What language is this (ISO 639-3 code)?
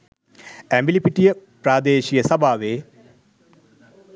sin